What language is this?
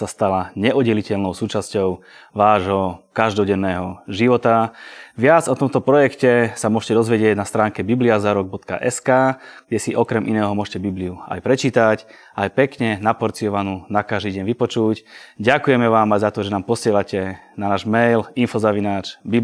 Slovak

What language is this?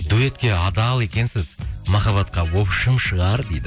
Kazakh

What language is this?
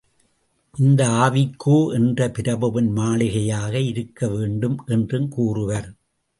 Tamil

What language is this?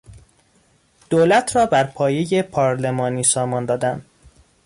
Persian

